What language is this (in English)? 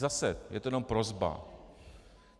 Czech